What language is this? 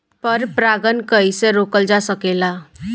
Bhojpuri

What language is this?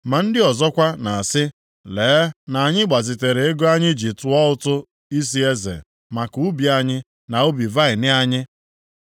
Igbo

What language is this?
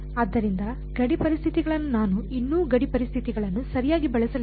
Kannada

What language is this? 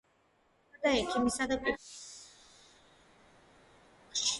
Georgian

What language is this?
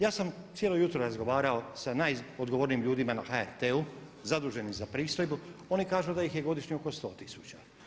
Croatian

